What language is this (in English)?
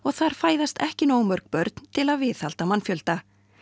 Icelandic